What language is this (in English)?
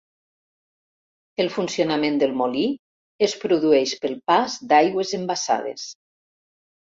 Catalan